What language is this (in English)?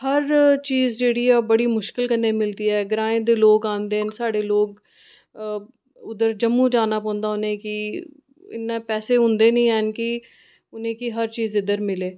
Dogri